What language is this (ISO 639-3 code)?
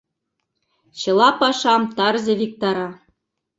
chm